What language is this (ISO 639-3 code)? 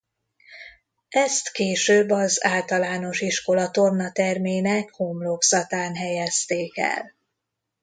hun